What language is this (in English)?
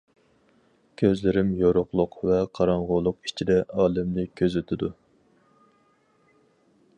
Uyghur